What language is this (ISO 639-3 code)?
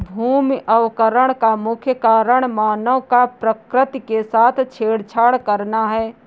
hin